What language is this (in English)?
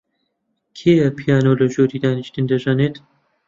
Central Kurdish